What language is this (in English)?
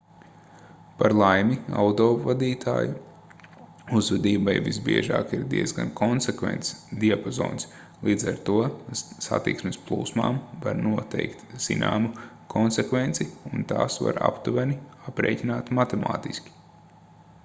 Latvian